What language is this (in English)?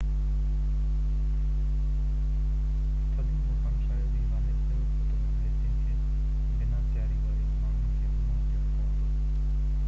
Sindhi